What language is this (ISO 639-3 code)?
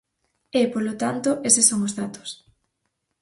glg